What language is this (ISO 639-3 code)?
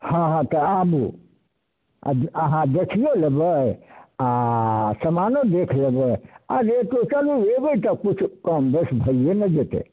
mai